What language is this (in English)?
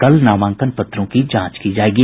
Hindi